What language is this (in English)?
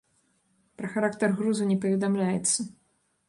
Belarusian